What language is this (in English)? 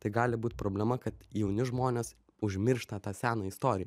Lithuanian